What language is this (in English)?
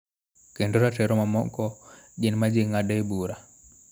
Luo (Kenya and Tanzania)